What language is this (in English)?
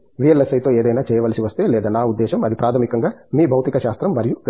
Telugu